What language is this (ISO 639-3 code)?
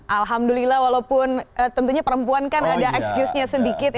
ind